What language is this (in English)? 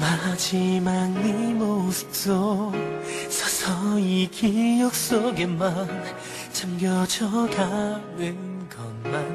Korean